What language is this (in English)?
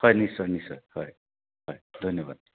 Assamese